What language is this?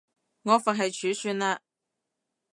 Cantonese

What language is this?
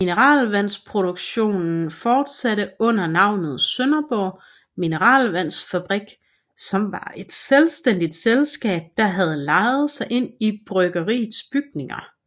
Danish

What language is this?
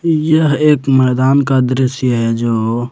Hindi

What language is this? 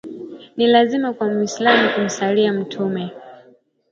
Swahili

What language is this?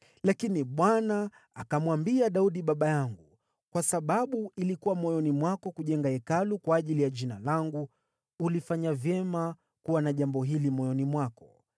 Swahili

